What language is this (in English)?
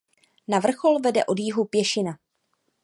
Czech